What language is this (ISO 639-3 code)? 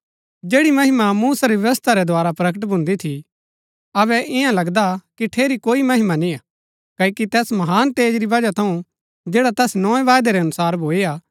gbk